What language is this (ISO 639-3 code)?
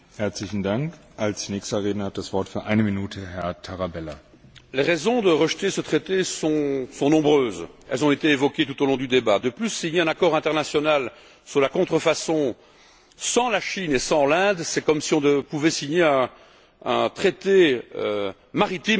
fra